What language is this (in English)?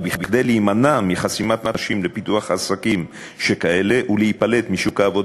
Hebrew